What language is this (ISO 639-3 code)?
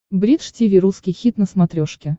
rus